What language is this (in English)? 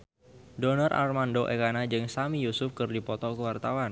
Sundanese